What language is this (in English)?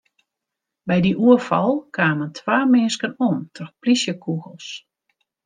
Western Frisian